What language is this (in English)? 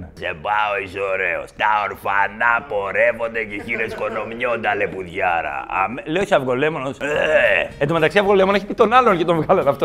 Greek